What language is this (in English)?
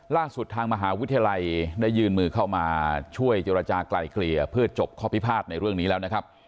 Thai